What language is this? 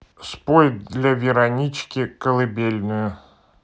Russian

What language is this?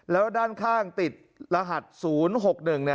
Thai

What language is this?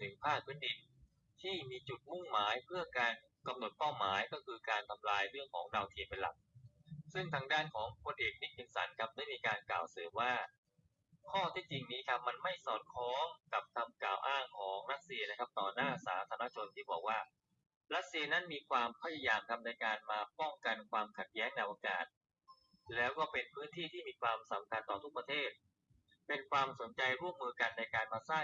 Thai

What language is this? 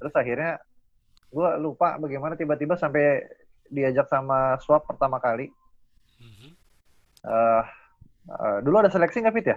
Indonesian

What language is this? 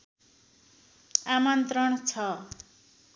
Nepali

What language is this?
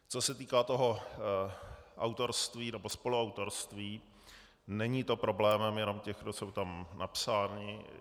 Czech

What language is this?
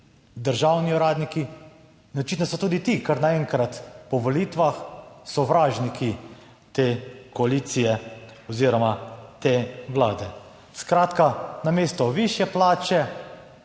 Slovenian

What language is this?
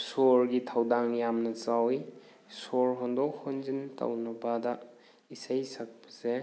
Manipuri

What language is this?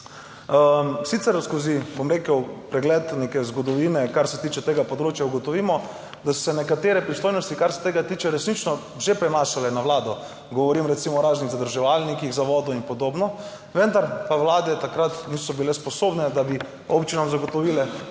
Slovenian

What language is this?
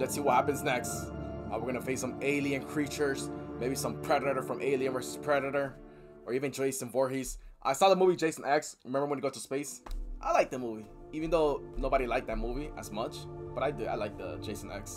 English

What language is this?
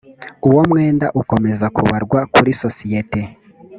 Kinyarwanda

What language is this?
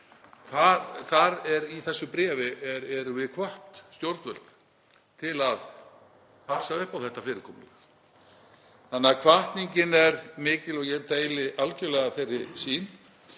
Icelandic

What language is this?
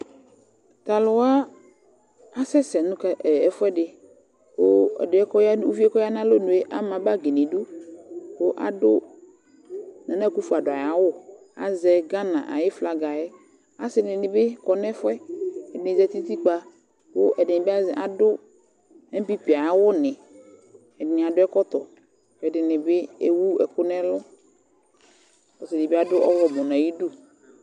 Ikposo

